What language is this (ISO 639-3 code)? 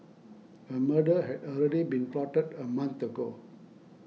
eng